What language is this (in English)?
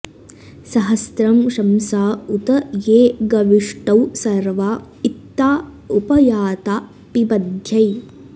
Sanskrit